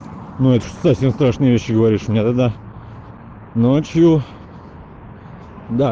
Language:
Russian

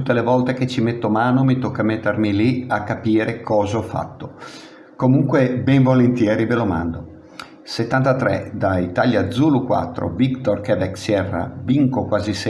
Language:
Italian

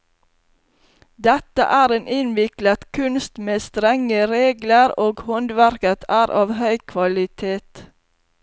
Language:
Norwegian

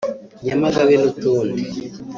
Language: Kinyarwanda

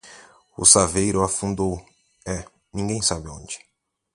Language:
Portuguese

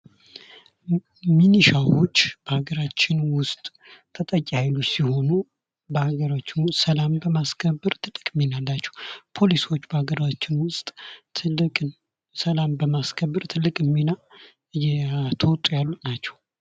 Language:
Amharic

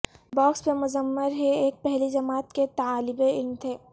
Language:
Urdu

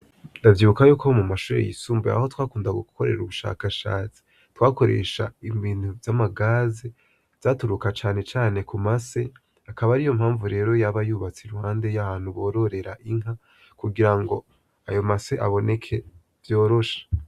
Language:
Rundi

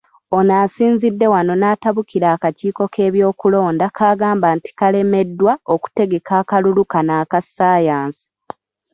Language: Ganda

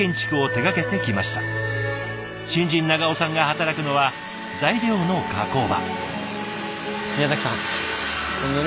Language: Japanese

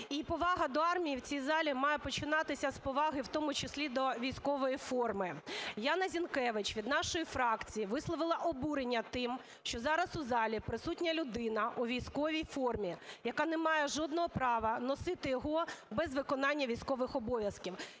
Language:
Ukrainian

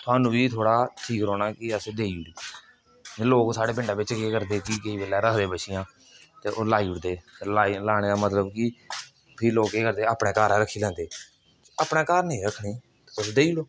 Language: Dogri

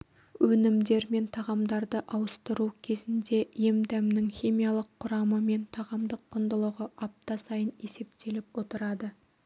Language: Kazakh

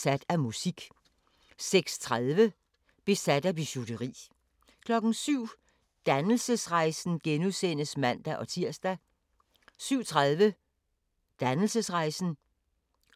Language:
Danish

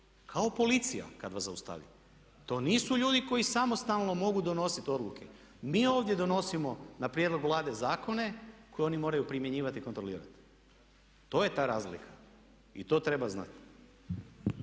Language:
Croatian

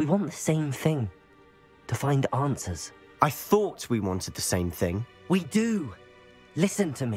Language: English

